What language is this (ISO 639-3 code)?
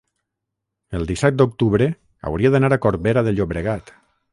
cat